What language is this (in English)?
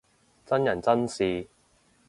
Cantonese